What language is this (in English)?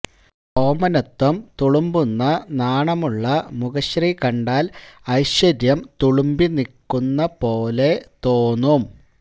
Malayalam